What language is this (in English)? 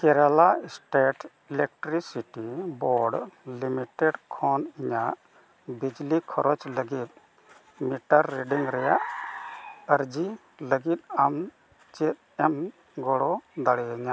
Santali